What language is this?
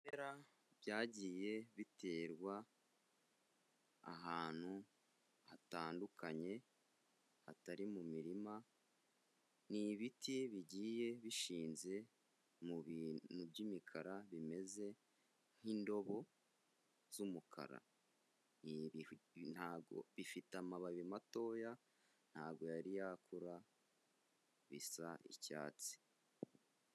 Kinyarwanda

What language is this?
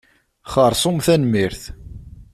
Kabyle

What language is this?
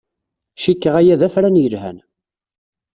Kabyle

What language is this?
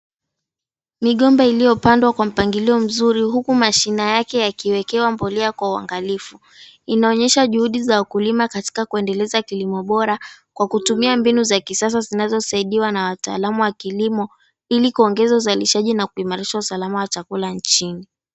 Swahili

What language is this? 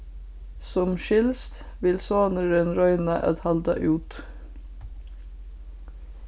Faroese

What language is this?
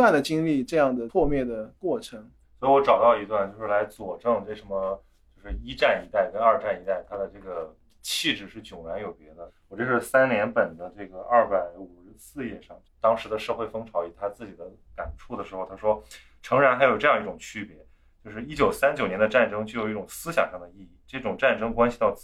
Chinese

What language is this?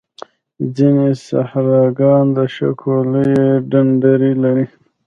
Pashto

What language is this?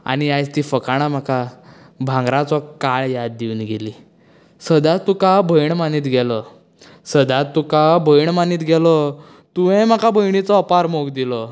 Konkani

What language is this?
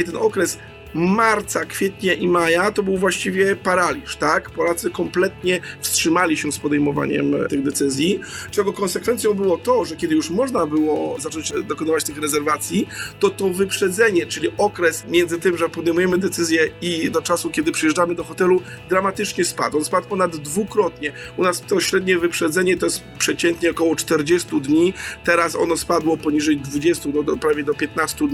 Polish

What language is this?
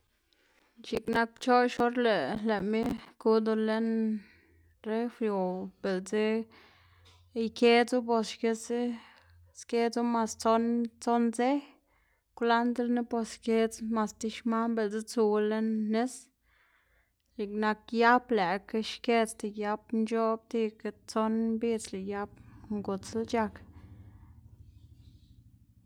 Xanaguía Zapotec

